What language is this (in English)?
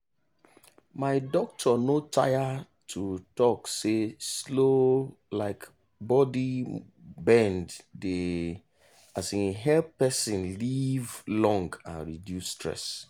Nigerian Pidgin